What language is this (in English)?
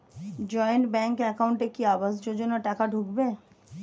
Bangla